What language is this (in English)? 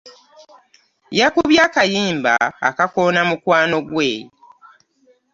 Ganda